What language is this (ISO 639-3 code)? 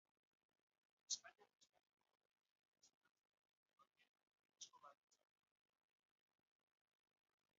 eus